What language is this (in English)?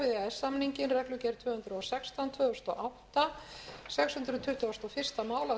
Icelandic